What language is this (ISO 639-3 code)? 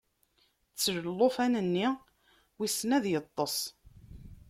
kab